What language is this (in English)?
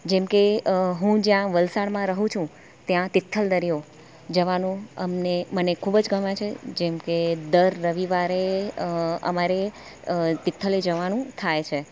Gujarati